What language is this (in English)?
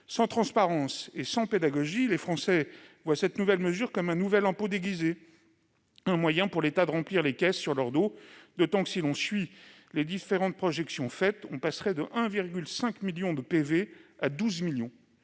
French